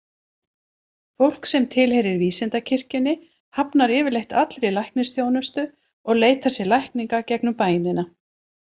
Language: Icelandic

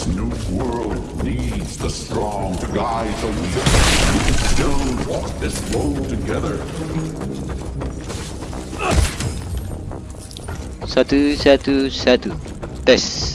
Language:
Indonesian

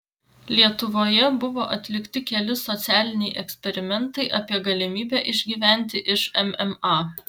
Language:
Lithuanian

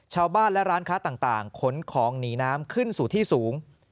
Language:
Thai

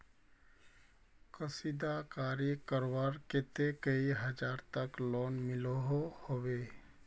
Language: Magahi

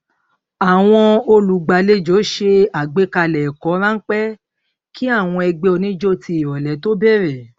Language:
Yoruba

